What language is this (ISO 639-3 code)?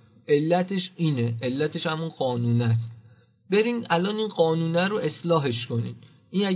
fas